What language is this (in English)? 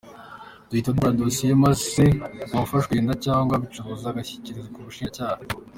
Kinyarwanda